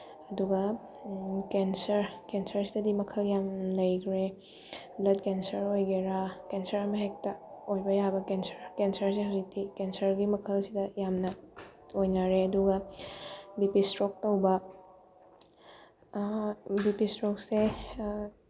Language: Manipuri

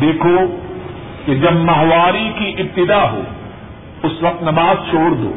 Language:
Urdu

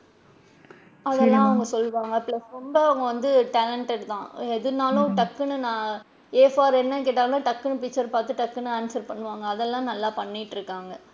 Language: Tamil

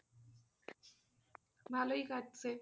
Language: Bangla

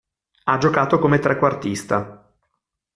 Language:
Italian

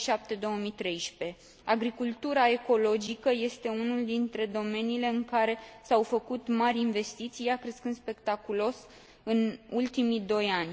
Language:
Romanian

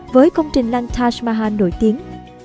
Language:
Vietnamese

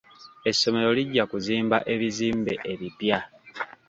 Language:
Ganda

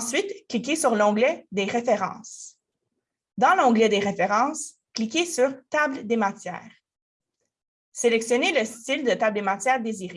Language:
French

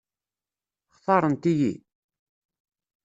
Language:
Kabyle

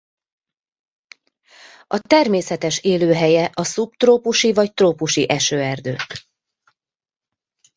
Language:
Hungarian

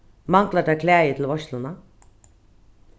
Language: Faroese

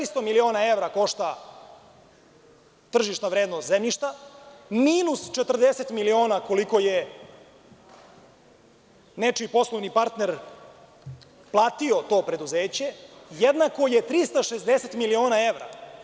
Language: Serbian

